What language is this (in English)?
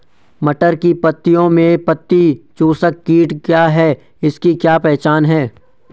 Hindi